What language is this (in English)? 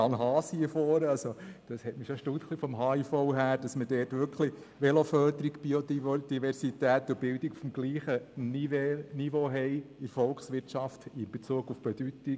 Swiss German